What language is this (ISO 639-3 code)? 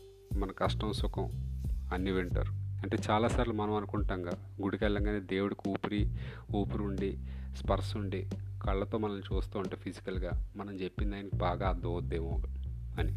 tel